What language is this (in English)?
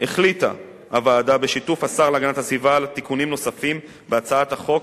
Hebrew